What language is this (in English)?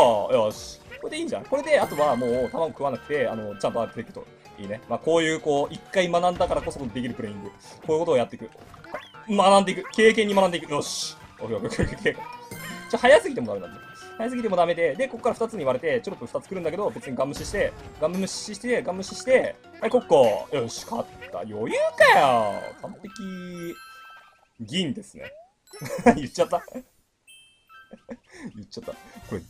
Japanese